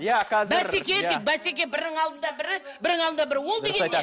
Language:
Kazakh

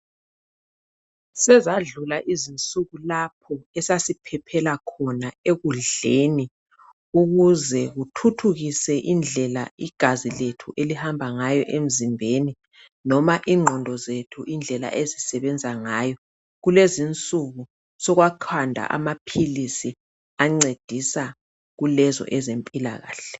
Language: North Ndebele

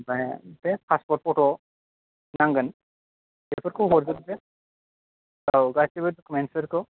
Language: Bodo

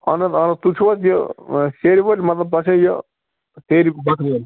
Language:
Kashmiri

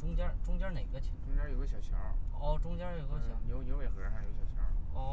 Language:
Chinese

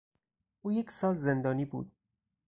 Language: Persian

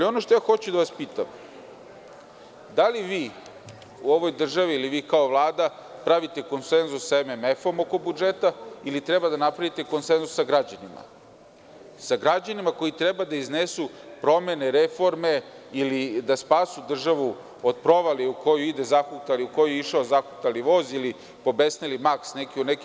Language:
Serbian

